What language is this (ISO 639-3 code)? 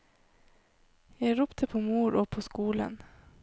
nor